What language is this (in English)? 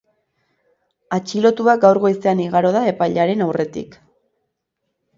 Basque